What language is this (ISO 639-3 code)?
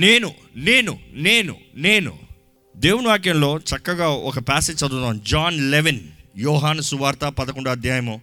tel